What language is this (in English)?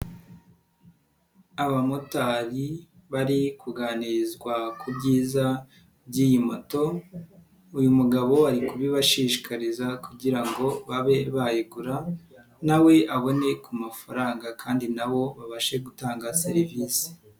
Kinyarwanda